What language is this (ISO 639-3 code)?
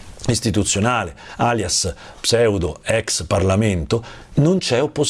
ita